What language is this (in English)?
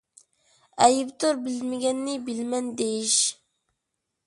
Uyghur